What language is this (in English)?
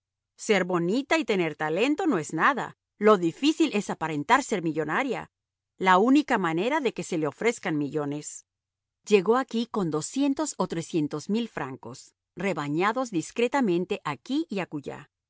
Spanish